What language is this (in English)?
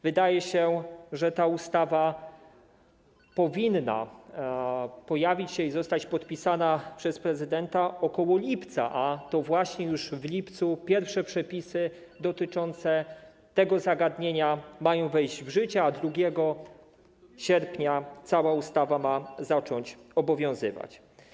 Polish